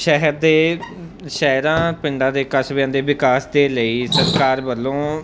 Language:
Punjabi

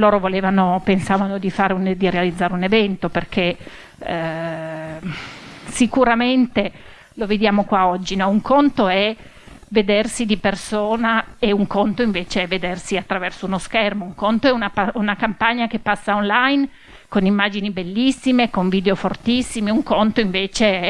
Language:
Italian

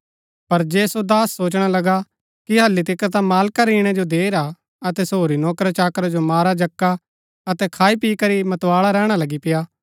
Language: Gaddi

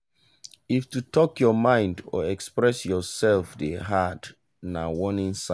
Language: Nigerian Pidgin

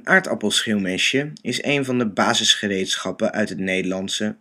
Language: Dutch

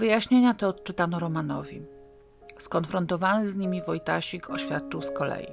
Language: Polish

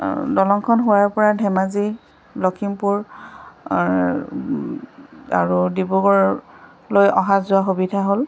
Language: Assamese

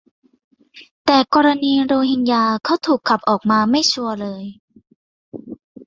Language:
Thai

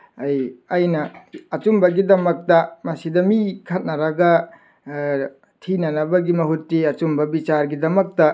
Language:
Manipuri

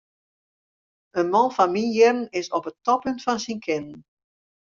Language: Western Frisian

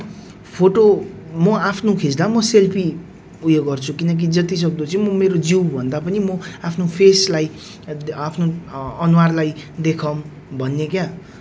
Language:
Nepali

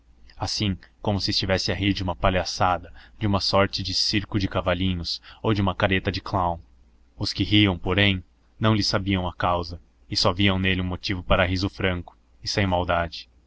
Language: Portuguese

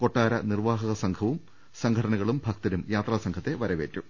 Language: Malayalam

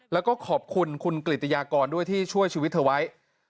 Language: Thai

